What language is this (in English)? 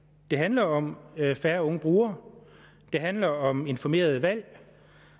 Danish